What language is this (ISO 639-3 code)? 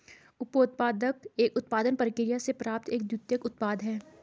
hin